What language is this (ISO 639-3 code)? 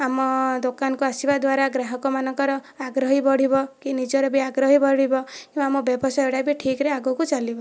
ori